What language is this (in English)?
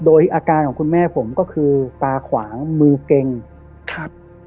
Thai